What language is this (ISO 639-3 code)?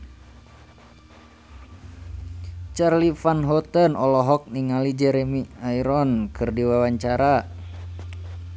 sun